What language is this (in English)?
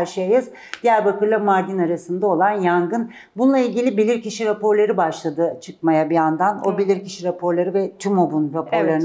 Turkish